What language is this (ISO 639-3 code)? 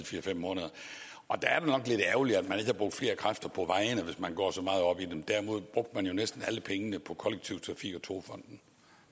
dan